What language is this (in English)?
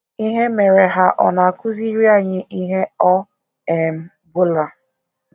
Igbo